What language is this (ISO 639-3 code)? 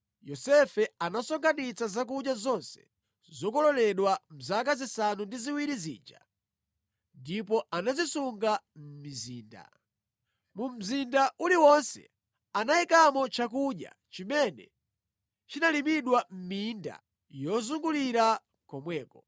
nya